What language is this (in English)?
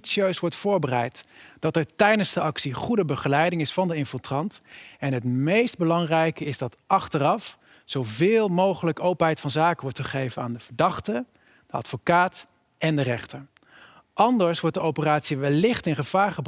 Dutch